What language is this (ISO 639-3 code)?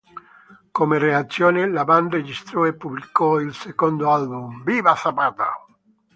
ita